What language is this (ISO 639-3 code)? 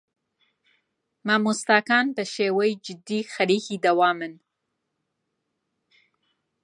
ckb